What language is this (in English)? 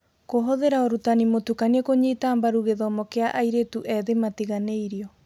Kikuyu